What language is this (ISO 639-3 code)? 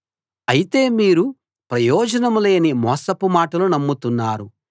tel